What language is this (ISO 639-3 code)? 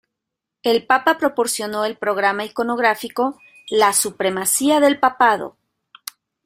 spa